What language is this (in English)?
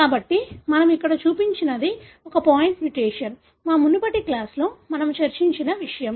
Telugu